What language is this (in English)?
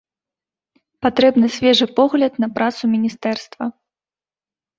Belarusian